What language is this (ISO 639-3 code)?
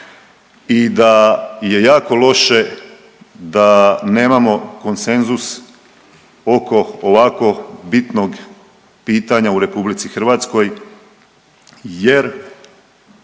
hrv